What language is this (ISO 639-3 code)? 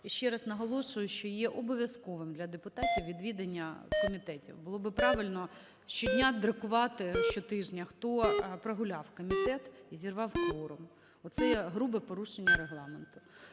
ukr